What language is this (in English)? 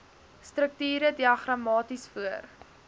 Afrikaans